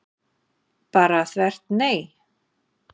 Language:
Icelandic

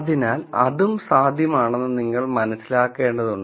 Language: Malayalam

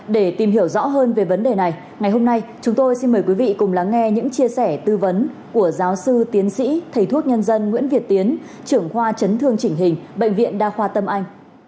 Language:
Vietnamese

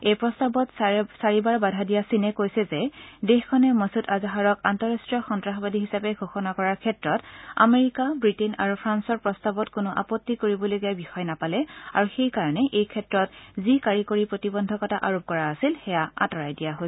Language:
Assamese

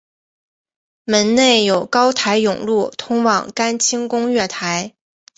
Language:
Chinese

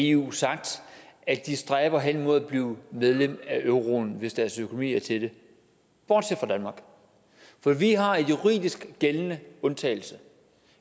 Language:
Danish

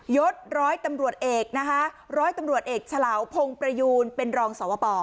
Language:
Thai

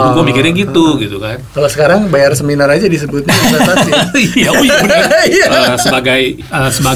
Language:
Indonesian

